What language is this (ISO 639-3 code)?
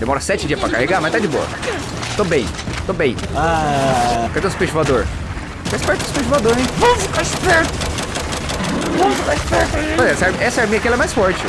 por